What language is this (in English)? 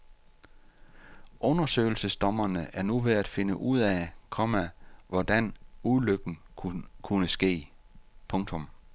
Danish